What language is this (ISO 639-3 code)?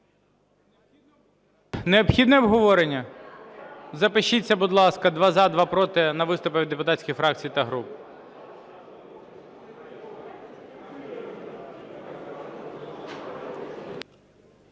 ukr